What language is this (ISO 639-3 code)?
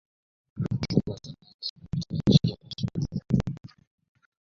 uzb